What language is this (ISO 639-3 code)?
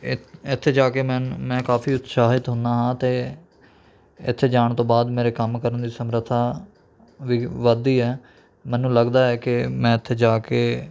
pan